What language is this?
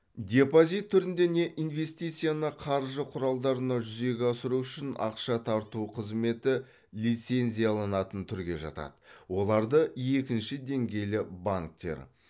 Kazakh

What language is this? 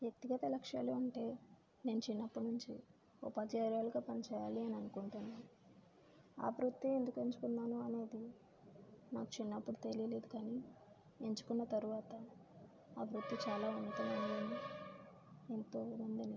Telugu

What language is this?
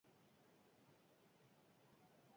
Basque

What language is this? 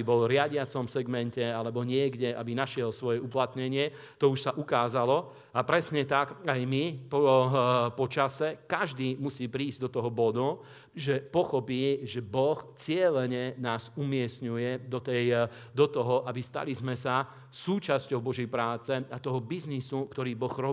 Slovak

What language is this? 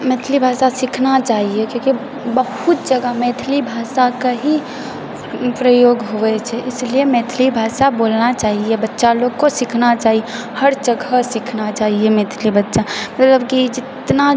Maithili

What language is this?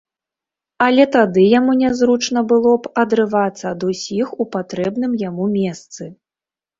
Belarusian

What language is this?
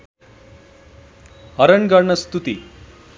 Nepali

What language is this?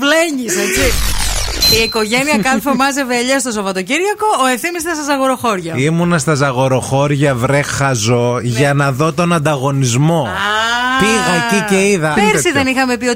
Greek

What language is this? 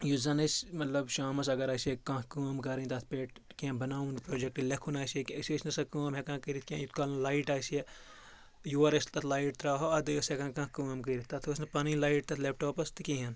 Kashmiri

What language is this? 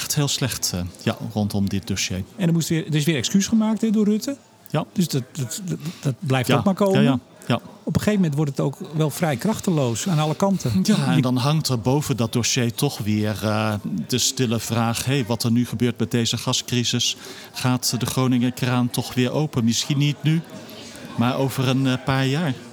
Dutch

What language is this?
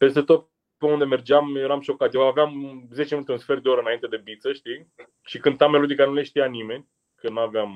Romanian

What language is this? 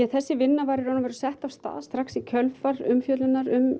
Icelandic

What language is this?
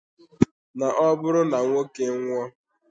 Igbo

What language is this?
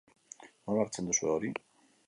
Basque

